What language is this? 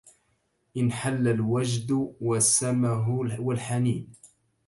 Arabic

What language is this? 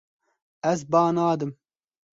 Kurdish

